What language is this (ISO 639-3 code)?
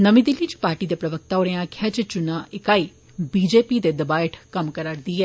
doi